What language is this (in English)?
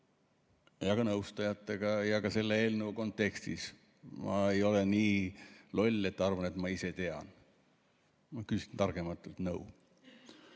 Estonian